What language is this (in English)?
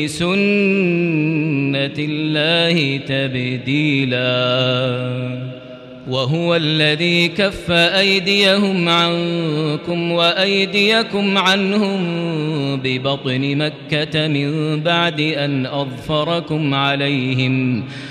Arabic